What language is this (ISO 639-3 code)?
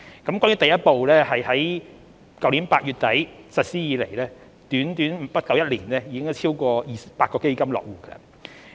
yue